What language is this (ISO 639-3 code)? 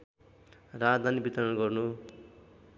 nep